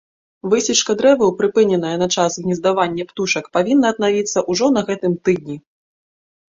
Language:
Belarusian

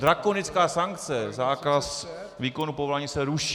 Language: Czech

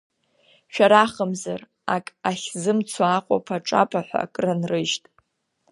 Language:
Abkhazian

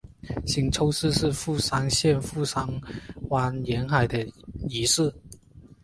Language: Chinese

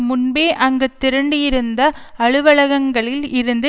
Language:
Tamil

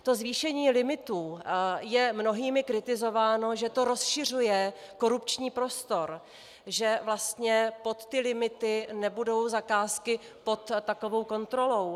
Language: Czech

